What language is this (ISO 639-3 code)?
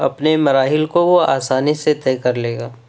urd